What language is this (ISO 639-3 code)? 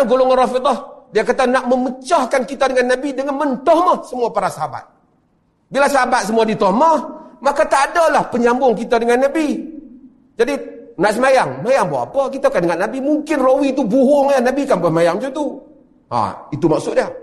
msa